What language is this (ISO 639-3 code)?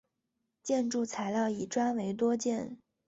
zho